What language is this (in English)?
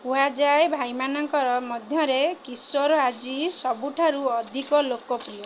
Odia